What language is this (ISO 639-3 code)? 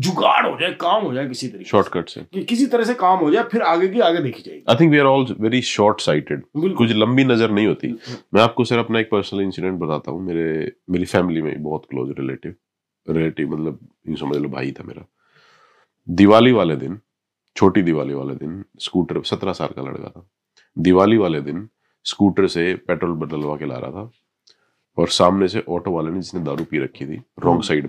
hin